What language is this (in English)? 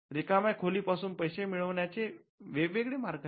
Marathi